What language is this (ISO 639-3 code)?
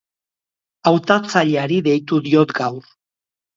eus